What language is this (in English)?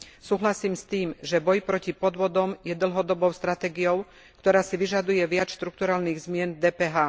Slovak